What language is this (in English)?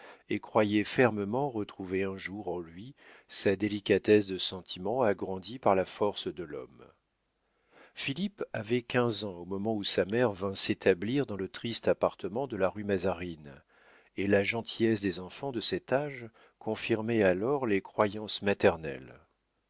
French